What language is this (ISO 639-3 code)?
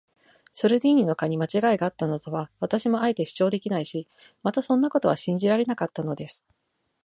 jpn